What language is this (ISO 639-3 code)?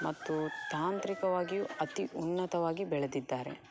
kan